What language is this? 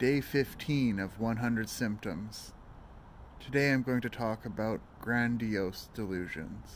English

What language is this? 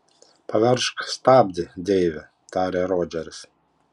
Lithuanian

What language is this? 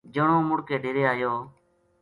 Gujari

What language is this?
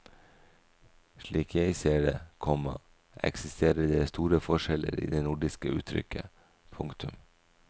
Norwegian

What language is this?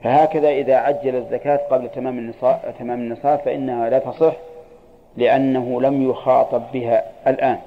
Arabic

